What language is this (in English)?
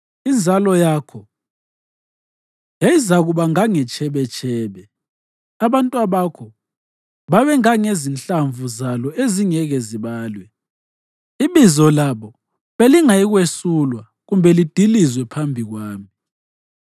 North Ndebele